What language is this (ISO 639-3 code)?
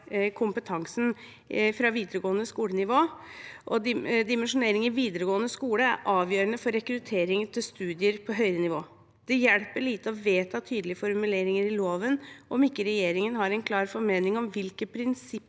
nor